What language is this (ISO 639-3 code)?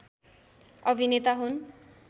nep